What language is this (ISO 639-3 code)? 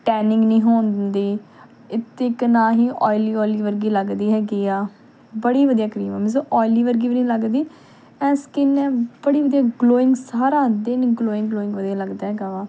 pan